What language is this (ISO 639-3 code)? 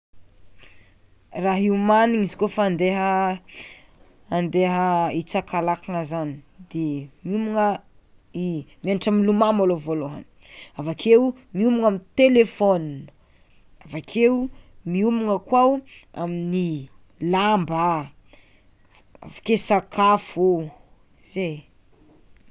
xmw